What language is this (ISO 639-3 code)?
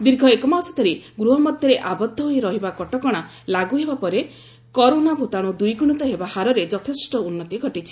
ori